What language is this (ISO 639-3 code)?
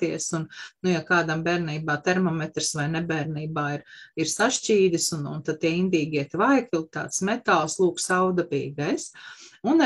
lav